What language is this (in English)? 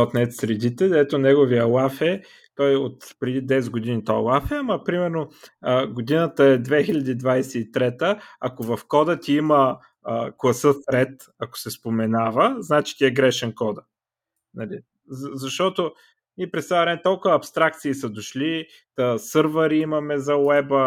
Bulgarian